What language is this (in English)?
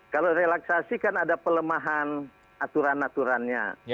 Indonesian